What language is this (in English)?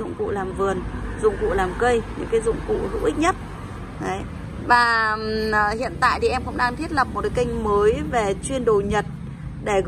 Vietnamese